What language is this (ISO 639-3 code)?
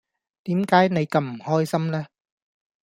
yue